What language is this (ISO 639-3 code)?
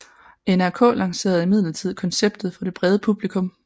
dan